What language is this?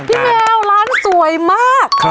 Thai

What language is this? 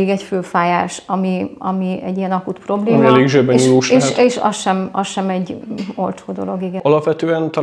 Hungarian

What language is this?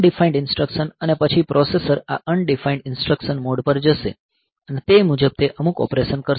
Gujarati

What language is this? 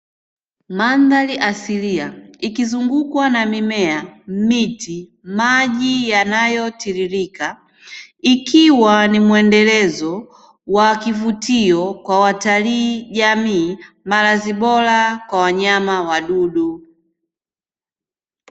Swahili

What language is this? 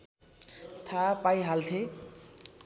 Nepali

